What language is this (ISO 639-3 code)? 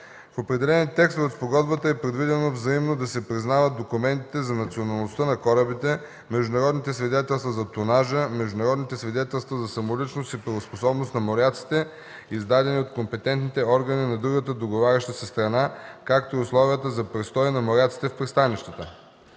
bul